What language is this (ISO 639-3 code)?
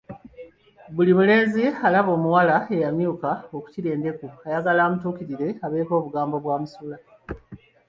lug